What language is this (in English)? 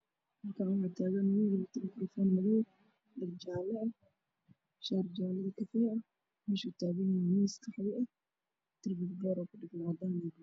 Somali